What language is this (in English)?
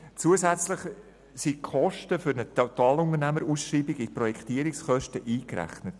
Swiss German